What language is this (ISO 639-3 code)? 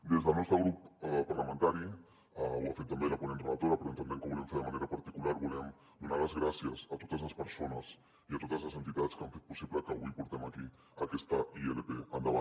cat